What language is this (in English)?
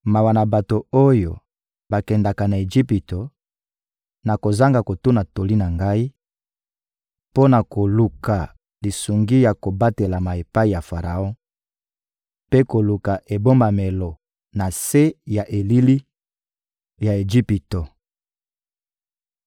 Lingala